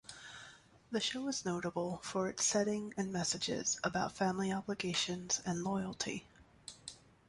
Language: English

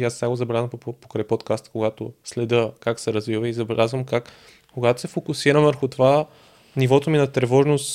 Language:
Bulgarian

